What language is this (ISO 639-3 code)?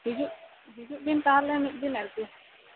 sat